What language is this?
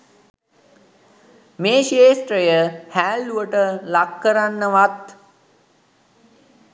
Sinhala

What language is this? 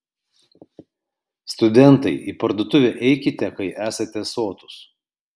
Lithuanian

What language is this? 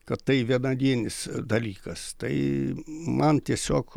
Lithuanian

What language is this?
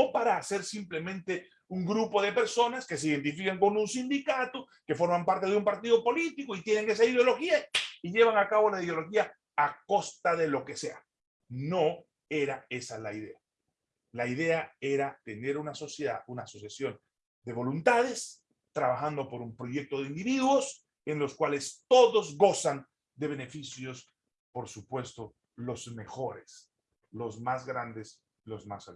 Spanish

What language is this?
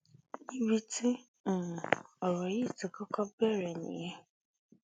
Yoruba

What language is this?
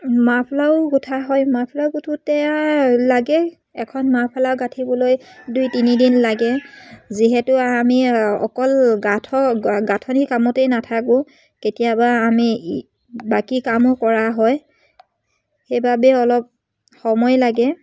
Assamese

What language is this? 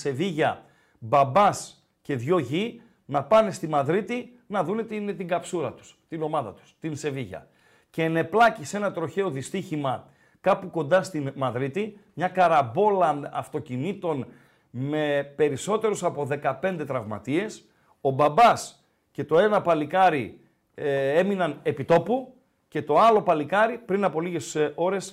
Greek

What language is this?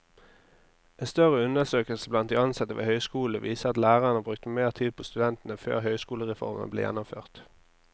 Norwegian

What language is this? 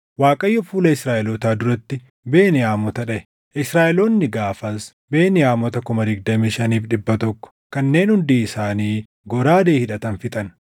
Oromo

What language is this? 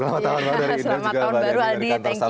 Indonesian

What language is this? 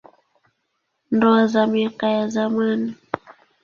Swahili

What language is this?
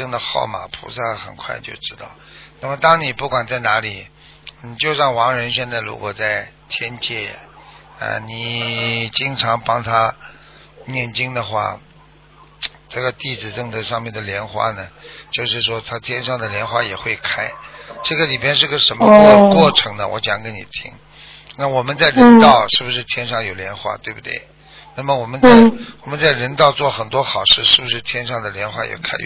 Chinese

